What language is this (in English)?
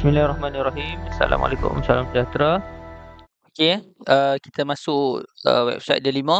Malay